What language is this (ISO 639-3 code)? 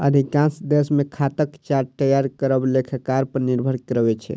mai